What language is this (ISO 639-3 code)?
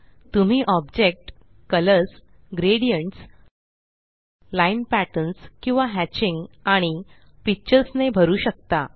mar